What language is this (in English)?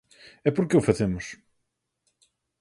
Galician